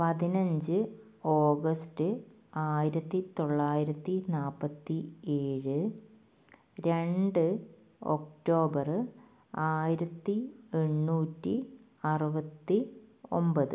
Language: Malayalam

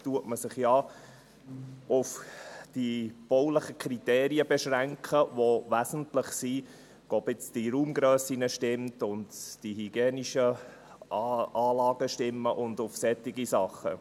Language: Swiss German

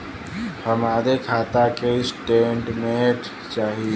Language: Bhojpuri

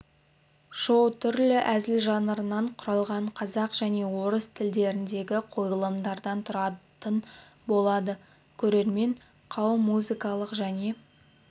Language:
Kazakh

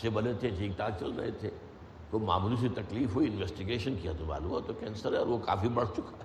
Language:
Urdu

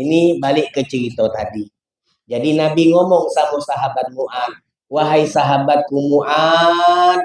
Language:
Indonesian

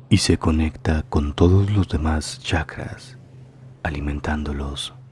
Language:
Spanish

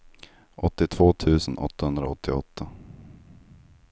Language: Swedish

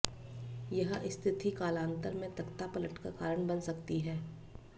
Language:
Hindi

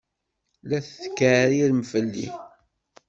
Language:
Kabyle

